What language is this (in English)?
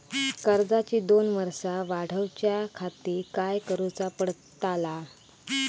Marathi